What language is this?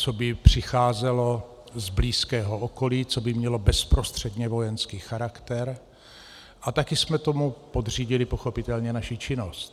Czech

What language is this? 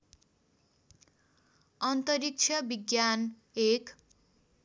Nepali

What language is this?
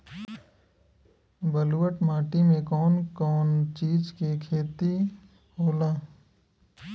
Bhojpuri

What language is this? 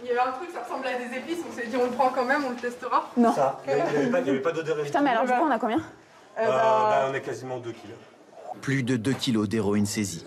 French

